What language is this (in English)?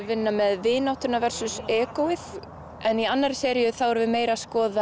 Icelandic